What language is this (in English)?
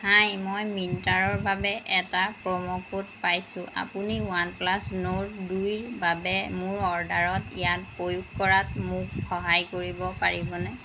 Assamese